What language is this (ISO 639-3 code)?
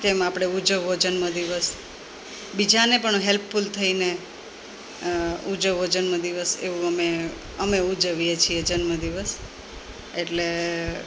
guj